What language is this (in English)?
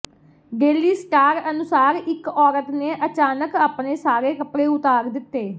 Punjabi